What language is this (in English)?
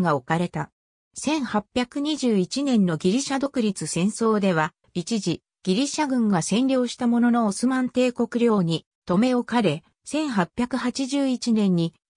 Japanese